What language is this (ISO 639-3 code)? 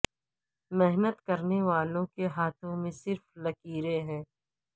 urd